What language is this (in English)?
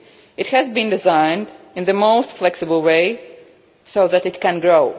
English